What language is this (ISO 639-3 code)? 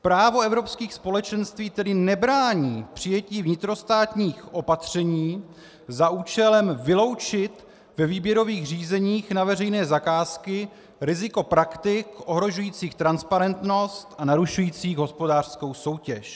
ces